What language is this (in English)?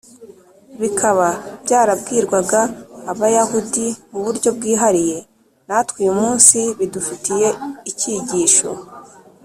Kinyarwanda